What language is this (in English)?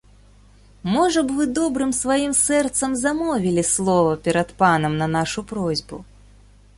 Belarusian